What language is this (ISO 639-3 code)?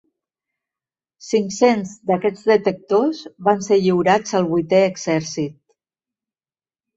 cat